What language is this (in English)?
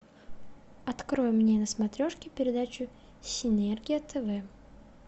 Russian